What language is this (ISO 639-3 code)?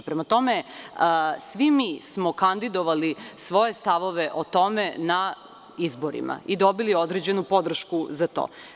srp